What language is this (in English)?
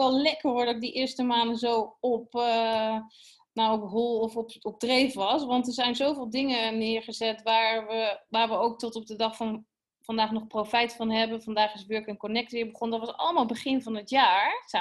Dutch